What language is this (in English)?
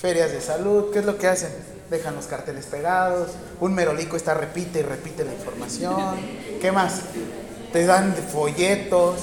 Spanish